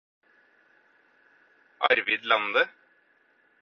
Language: Norwegian Bokmål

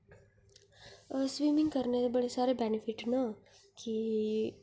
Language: Dogri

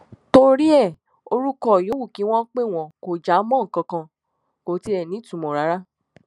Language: Yoruba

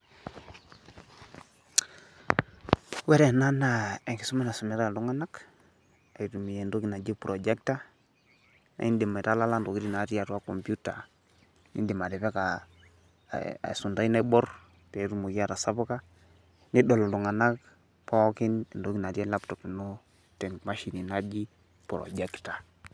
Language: Masai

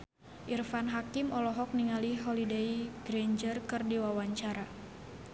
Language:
Sundanese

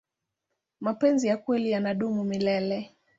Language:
Swahili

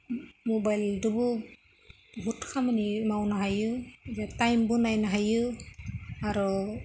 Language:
Bodo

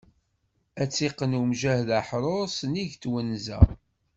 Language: Kabyle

